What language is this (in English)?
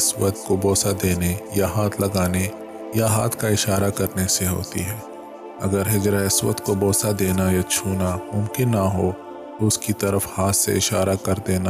Urdu